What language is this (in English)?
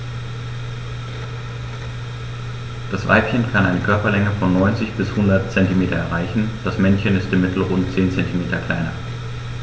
German